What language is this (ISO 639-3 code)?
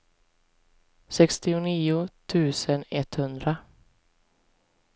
swe